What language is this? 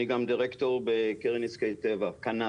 Hebrew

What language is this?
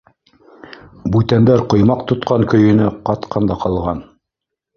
Bashkir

